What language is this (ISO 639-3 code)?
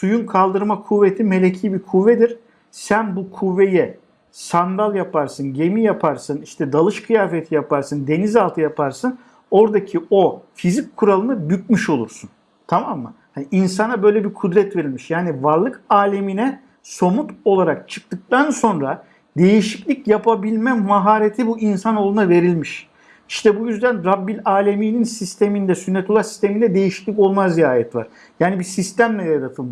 tur